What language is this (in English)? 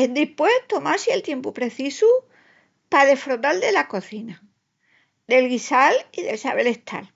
Extremaduran